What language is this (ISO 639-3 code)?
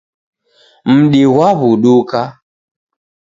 dav